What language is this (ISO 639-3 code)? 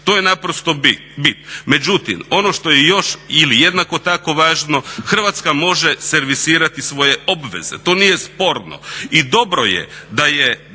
hrv